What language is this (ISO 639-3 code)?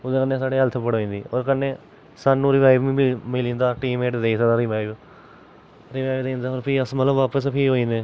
doi